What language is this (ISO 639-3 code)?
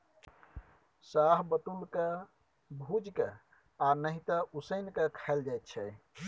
mai